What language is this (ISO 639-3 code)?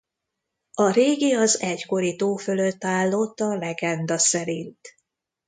hun